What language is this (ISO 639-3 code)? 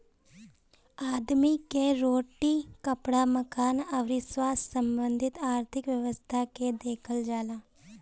bho